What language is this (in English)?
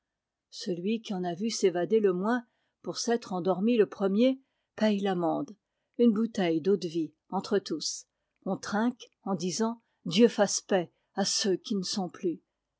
French